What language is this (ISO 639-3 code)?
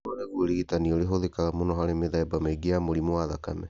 kik